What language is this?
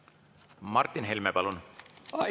Estonian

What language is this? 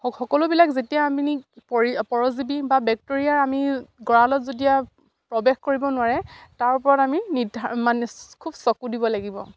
Assamese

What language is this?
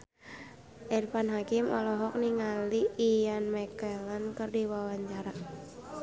Sundanese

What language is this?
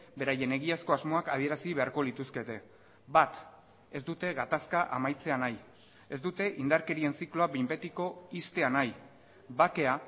Basque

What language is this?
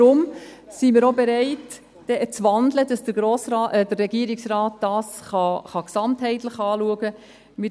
Swiss German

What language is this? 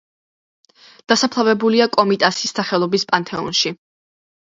Georgian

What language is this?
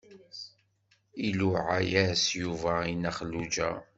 Kabyle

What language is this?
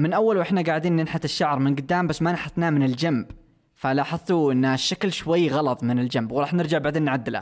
Arabic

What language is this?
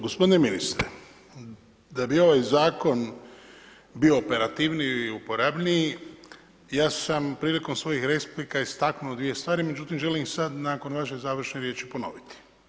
Croatian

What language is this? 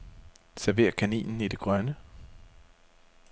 Danish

